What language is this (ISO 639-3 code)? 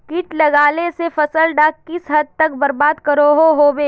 mag